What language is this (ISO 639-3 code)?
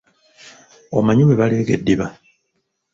lug